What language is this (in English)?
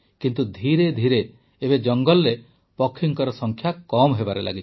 Odia